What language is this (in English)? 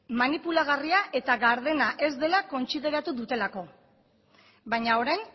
Basque